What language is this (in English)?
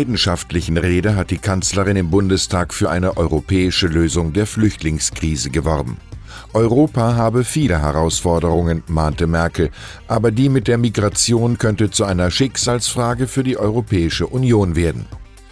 German